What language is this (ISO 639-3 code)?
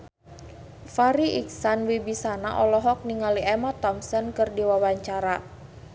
sun